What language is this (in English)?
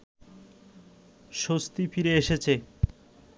Bangla